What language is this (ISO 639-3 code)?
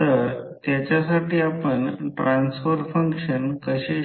mar